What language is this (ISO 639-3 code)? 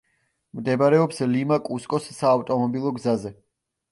kat